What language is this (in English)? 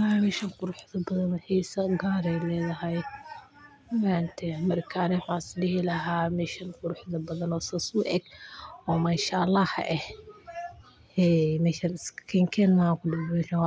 Somali